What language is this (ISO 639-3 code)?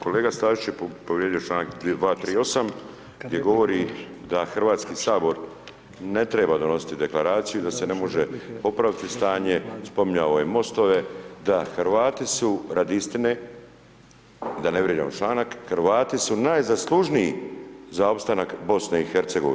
hrv